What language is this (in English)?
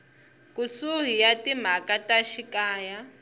Tsonga